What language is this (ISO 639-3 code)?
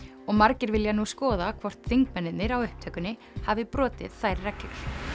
isl